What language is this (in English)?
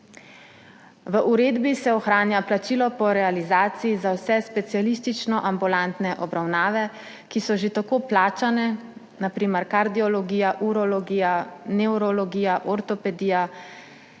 Slovenian